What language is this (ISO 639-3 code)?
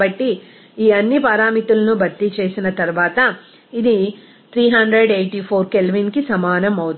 tel